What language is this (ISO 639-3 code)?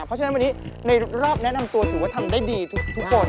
tha